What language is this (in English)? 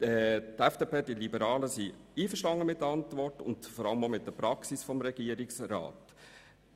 Swiss German